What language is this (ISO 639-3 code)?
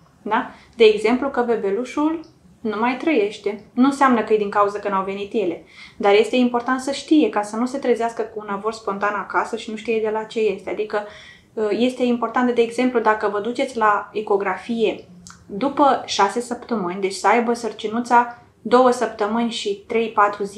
ron